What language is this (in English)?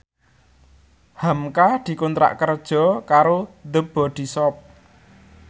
Javanese